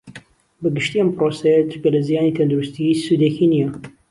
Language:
Central Kurdish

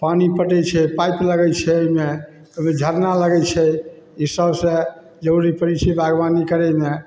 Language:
Maithili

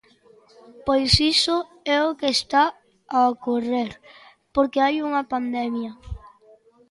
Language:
Galician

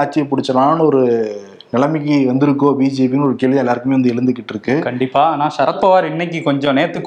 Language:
Tamil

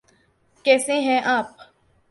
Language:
Urdu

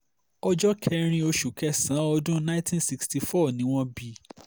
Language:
Yoruba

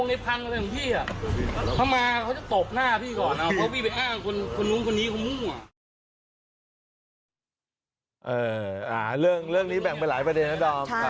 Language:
Thai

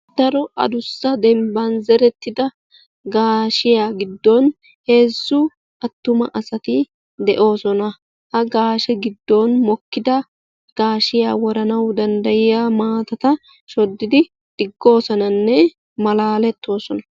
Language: Wolaytta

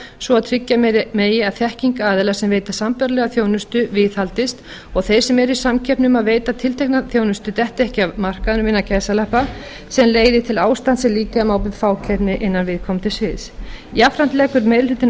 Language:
Icelandic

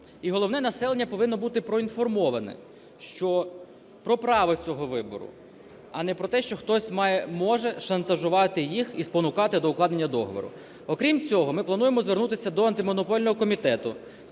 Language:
Ukrainian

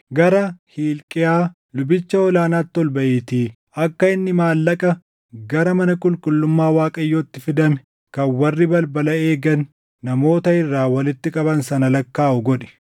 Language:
Oromo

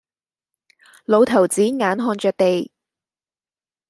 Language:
Cantonese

